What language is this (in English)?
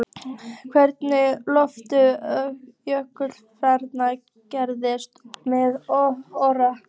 Icelandic